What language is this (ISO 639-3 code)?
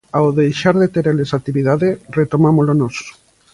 glg